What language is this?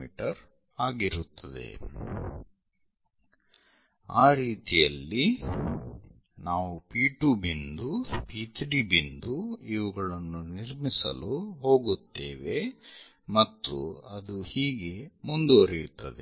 Kannada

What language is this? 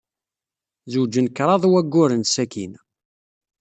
Kabyle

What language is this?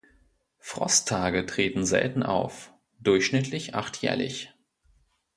German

